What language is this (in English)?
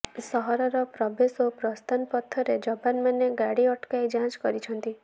Odia